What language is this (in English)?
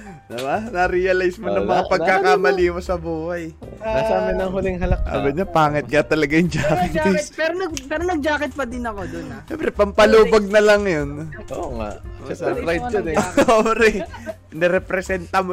Filipino